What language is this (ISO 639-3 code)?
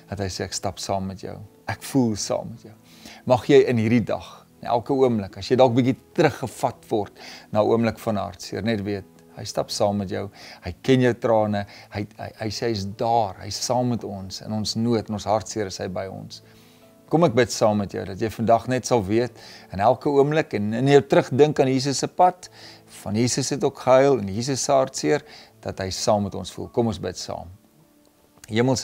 nld